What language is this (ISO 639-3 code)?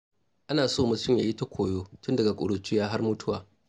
hau